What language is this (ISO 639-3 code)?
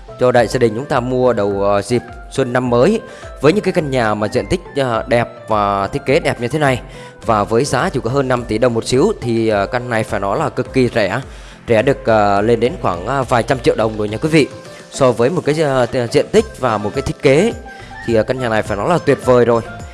vie